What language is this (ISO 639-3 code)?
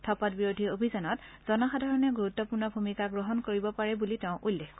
asm